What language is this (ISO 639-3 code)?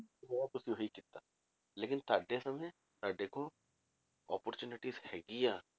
pan